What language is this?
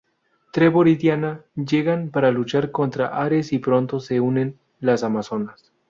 Spanish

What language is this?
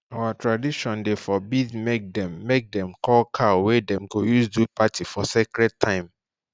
Nigerian Pidgin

